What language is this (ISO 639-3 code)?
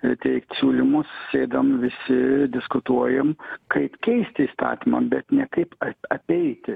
lit